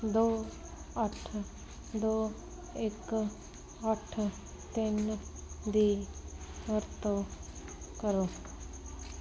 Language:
Punjabi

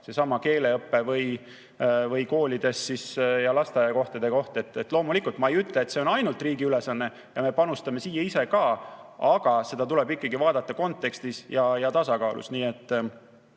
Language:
Estonian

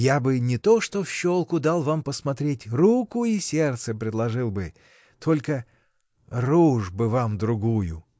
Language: Russian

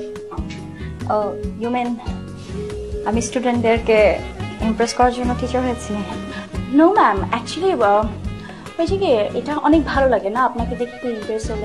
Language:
Bangla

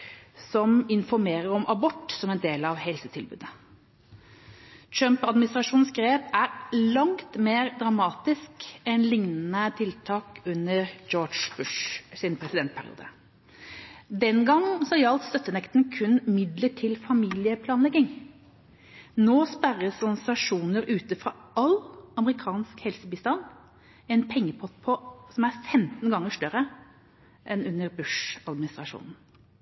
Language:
Norwegian Bokmål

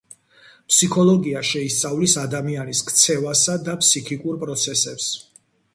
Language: Georgian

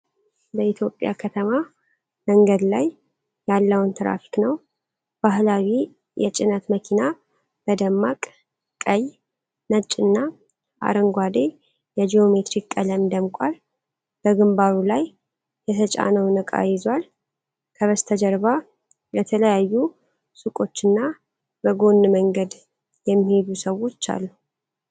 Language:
Amharic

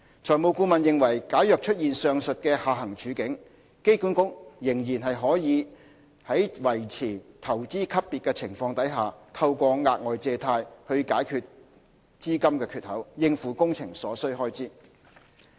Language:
Cantonese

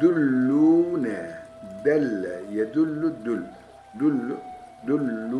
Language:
Turkish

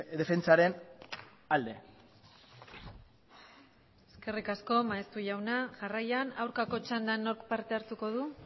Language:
Basque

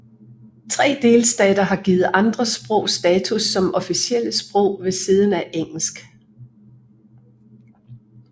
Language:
Danish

